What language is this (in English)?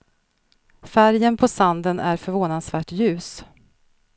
Swedish